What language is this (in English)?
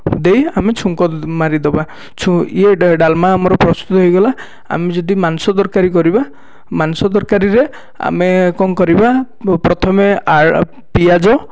Odia